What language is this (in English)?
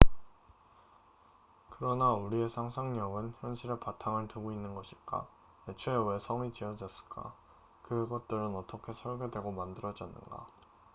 Korean